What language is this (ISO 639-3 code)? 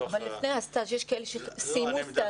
heb